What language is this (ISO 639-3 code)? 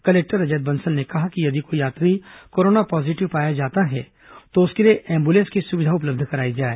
hin